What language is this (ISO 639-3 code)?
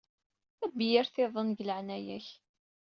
kab